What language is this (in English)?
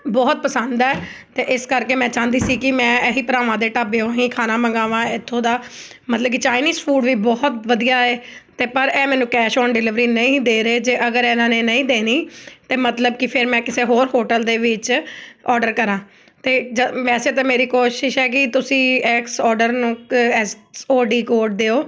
Punjabi